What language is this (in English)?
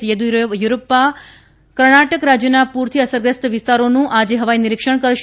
Gujarati